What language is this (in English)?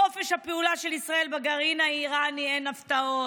Hebrew